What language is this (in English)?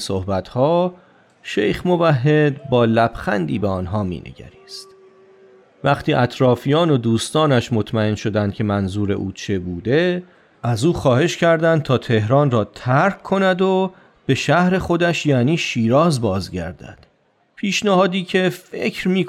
Persian